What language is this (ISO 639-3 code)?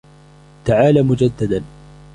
ara